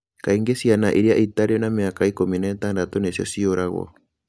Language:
Kikuyu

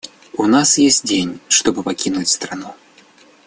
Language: Russian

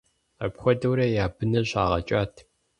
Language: Kabardian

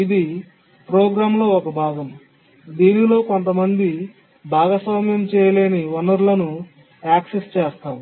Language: Telugu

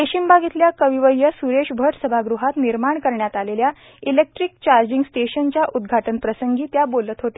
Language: Marathi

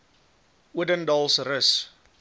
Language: Afrikaans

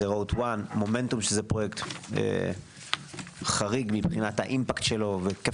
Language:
Hebrew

